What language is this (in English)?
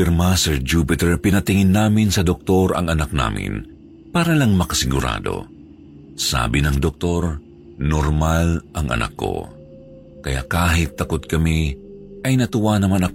Filipino